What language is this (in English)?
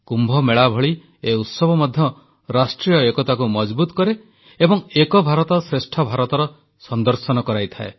Odia